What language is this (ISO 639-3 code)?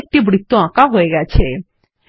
ben